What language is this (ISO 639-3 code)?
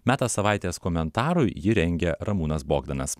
lit